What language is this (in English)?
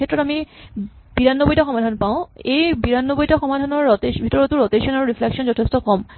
Assamese